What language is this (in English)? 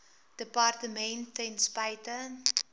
Afrikaans